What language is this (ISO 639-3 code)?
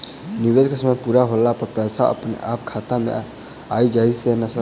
mai